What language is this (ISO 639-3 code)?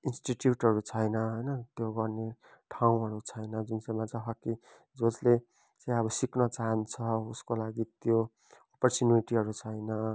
nep